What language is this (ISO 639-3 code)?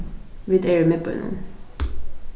fao